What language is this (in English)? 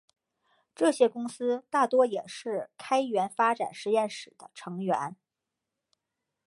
Chinese